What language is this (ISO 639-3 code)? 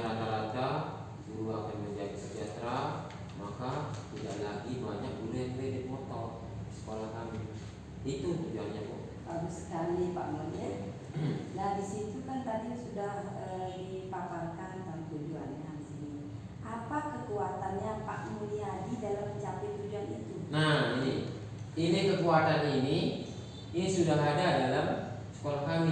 ind